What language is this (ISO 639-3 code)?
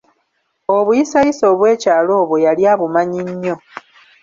lug